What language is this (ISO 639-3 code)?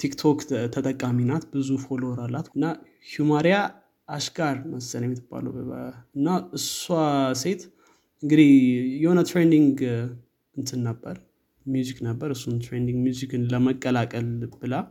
amh